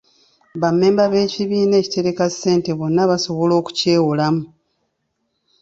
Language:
Ganda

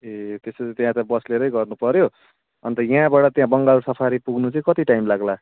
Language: Nepali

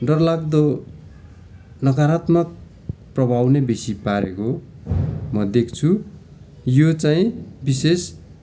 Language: Nepali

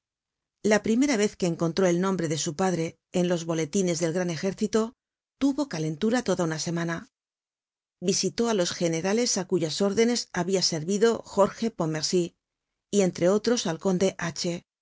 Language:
Spanish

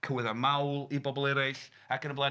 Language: Welsh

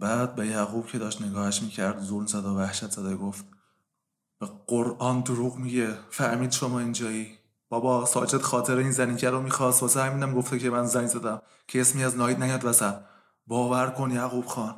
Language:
Persian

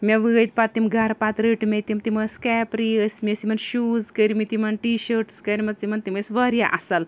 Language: Kashmiri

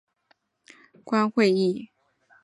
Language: Chinese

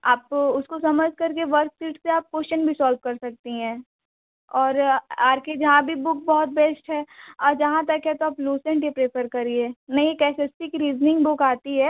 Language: Hindi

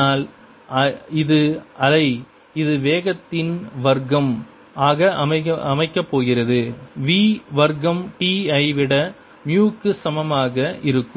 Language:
Tamil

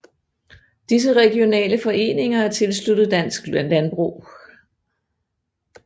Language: Danish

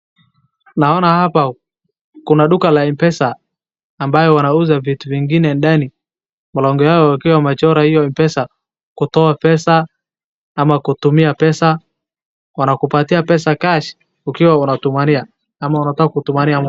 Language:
Swahili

